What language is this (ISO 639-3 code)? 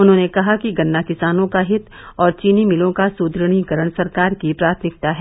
hin